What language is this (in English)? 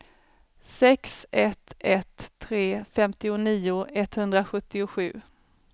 Swedish